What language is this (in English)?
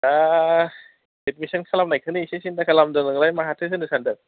Bodo